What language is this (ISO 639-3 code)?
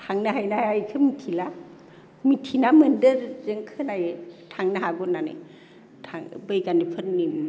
brx